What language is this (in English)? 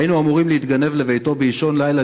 Hebrew